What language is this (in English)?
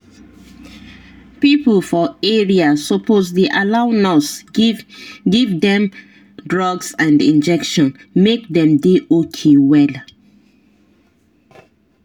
Nigerian Pidgin